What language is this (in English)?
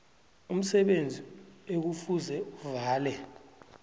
South Ndebele